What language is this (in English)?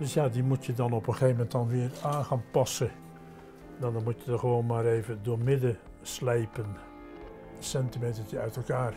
Dutch